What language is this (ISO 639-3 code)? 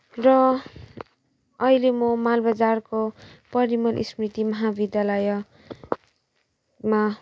nep